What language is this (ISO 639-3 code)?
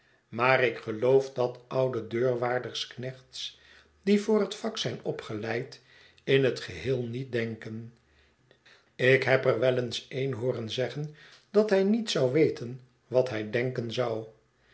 nld